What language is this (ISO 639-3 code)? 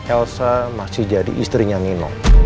ind